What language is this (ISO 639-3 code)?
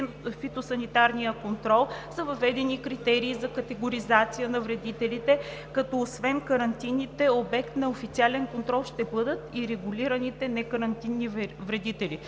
bul